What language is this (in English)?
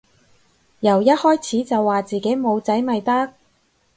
Cantonese